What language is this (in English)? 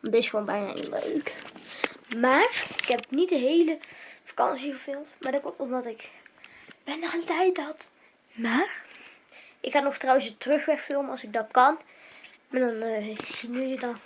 Dutch